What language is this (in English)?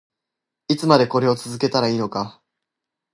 Japanese